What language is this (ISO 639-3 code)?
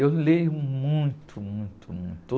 por